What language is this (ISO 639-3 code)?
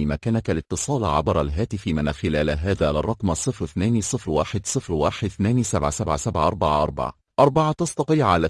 ara